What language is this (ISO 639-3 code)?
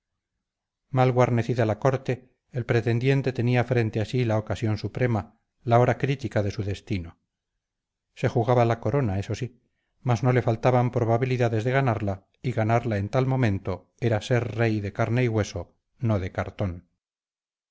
spa